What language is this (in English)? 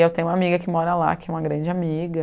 Portuguese